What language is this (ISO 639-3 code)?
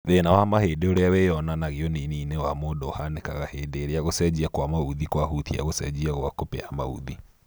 kik